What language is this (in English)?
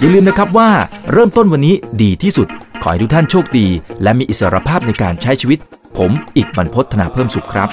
Thai